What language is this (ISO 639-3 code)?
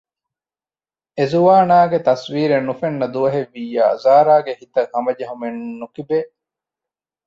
div